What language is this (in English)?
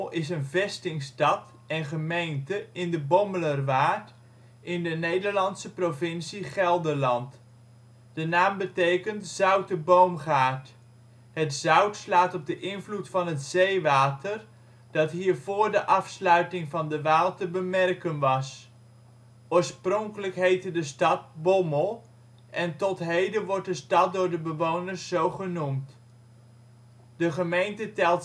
Dutch